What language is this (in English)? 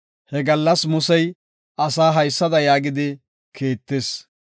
Gofa